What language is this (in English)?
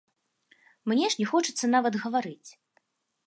Belarusian